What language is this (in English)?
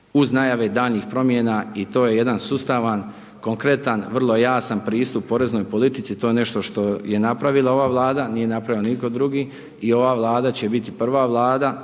Croatian